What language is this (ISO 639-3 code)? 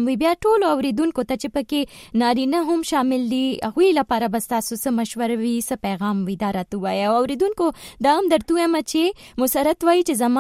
urd